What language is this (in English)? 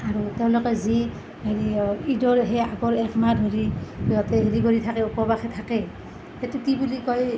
Assamese